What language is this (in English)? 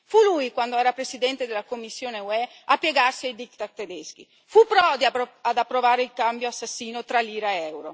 Italian